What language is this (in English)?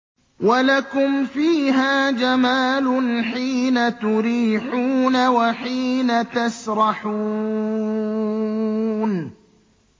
Arabic